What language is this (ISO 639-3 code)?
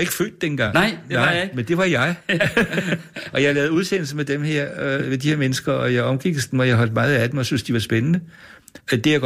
dan